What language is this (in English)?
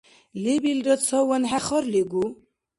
Dargwa